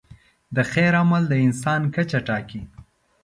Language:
Pashto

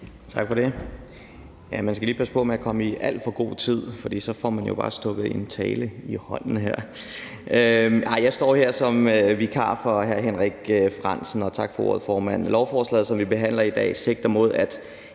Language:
Danish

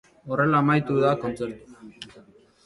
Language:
Basque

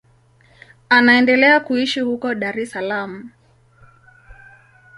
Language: Swahili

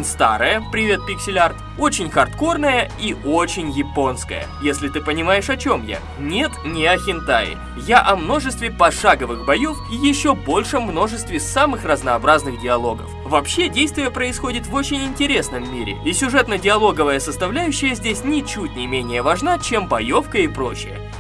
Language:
Russian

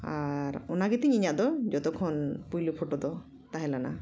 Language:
Santali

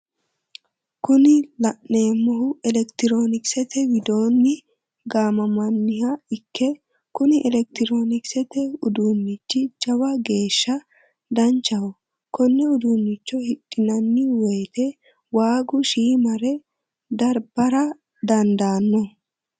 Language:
Sidamo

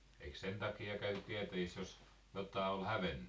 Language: Finnish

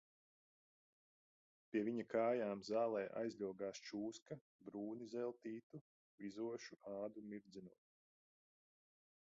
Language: Latvian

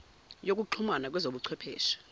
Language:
Zulu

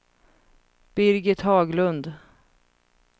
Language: Swedish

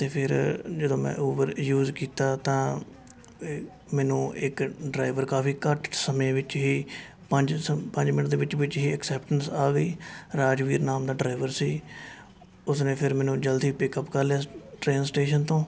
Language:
Punjabi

